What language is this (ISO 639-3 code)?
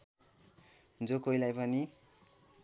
nep